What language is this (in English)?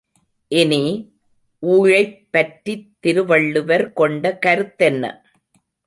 Tamil